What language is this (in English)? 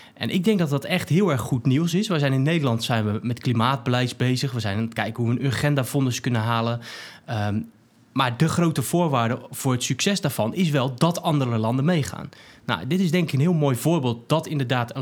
Dutch